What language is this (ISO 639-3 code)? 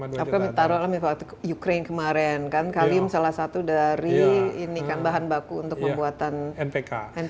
ind